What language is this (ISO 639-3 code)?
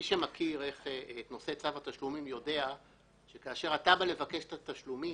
heb